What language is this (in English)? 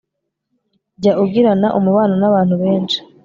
Kinyarwanda